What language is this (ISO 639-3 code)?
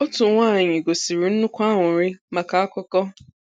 ibo